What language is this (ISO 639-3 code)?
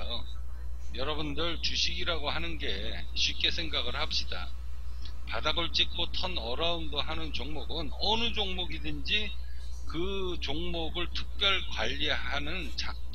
kor